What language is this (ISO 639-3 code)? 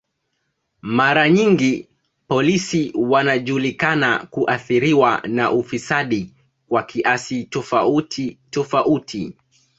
swa